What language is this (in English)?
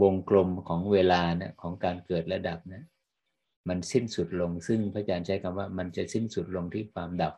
Thai